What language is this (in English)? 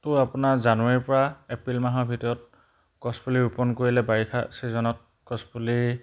Assamese